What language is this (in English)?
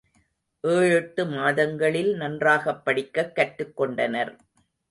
Tamil